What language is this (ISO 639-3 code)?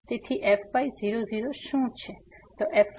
guj